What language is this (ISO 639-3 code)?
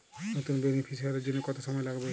ben